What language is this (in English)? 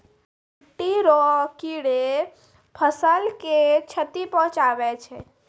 Maithili